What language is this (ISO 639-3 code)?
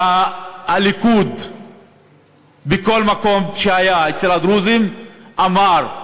heb